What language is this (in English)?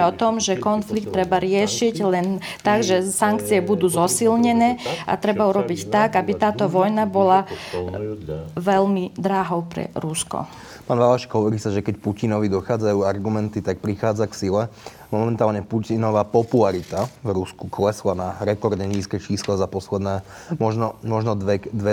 Slovak